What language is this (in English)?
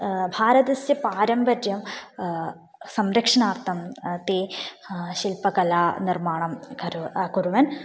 Sanskrit